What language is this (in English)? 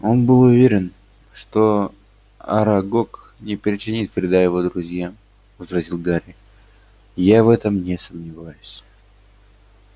Russian